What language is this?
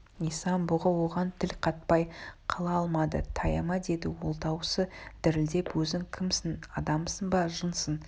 Kazakh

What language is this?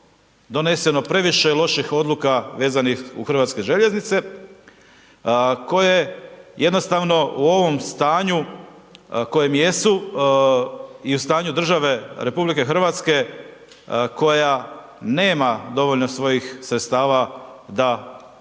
Croatian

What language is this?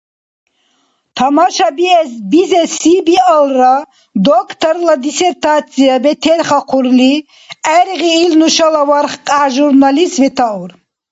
Dargwa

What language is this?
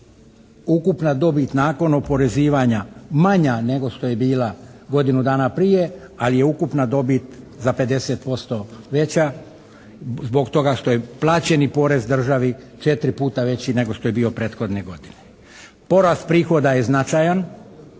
Croatian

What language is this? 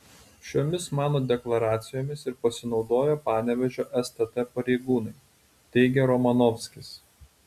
Lithuanian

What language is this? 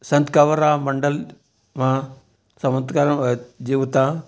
Sindhi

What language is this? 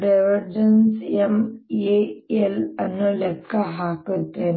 Kannada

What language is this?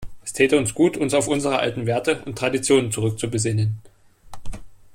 German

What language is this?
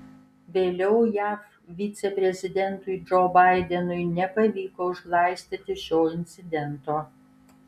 Lithuanian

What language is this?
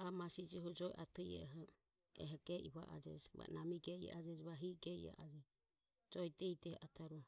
Ömie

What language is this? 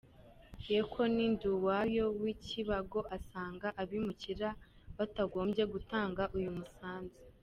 Kinyarwanda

